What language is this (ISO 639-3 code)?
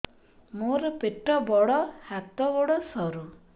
ori